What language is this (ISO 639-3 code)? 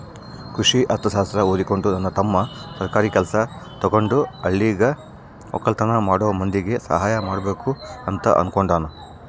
kan